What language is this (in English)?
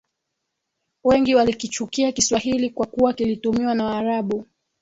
Swahili